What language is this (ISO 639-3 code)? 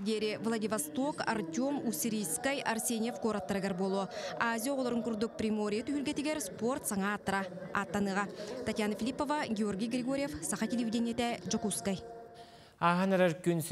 tur